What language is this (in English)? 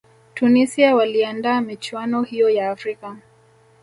Swahili